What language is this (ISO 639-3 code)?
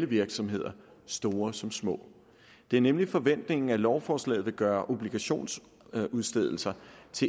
dan